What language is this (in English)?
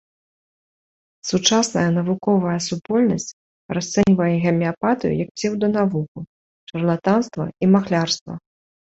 Belarusian